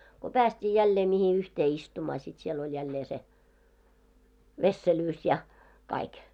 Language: Finnish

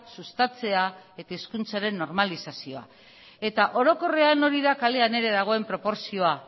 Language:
Basque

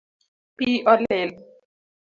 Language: Luo (Kenya and Tanzania)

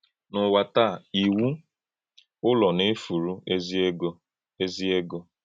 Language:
Igbo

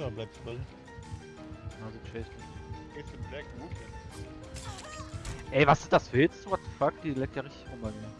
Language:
German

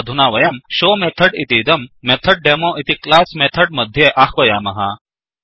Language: Sanskrit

